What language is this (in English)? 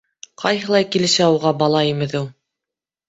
Bashkir